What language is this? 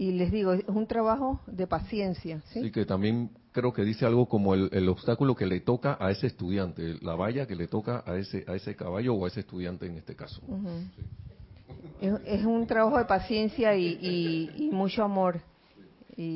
Spanish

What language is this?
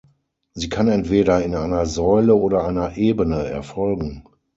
German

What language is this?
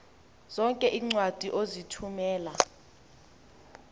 Xhosa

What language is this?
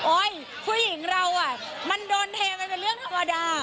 Thai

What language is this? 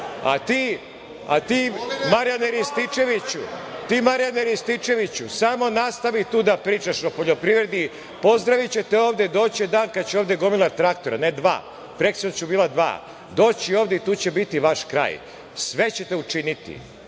Serbian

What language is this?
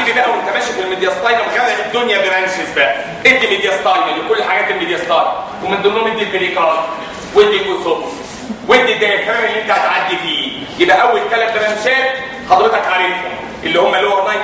Arabic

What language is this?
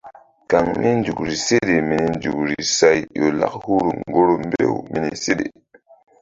Mbum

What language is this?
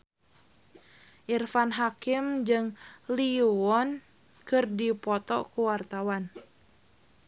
Sundanese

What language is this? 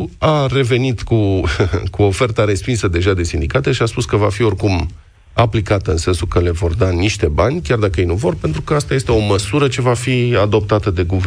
Romanian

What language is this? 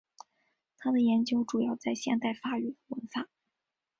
Chinese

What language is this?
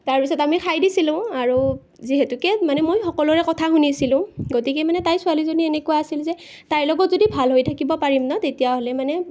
Assamese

